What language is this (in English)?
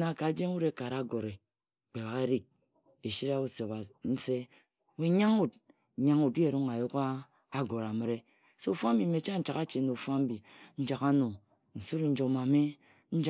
Ejagham